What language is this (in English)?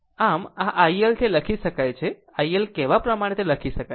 Gujarati